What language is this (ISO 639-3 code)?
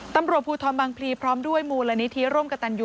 tha